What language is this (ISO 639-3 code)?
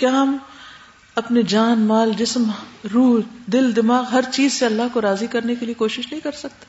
urd